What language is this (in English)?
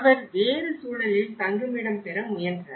Tamil